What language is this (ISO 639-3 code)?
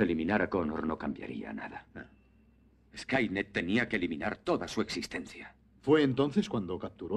spa